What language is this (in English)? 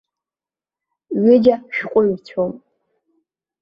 Abkhazian